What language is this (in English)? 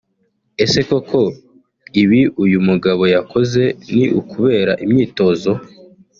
Kinyarwanda